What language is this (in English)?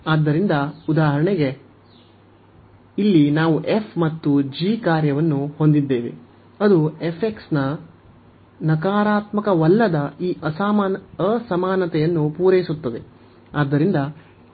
Kannada